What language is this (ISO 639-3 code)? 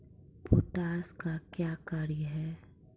mai